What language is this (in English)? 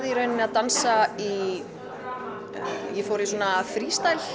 Icelandic